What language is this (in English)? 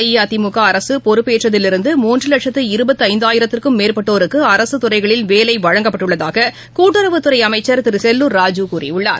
Tamil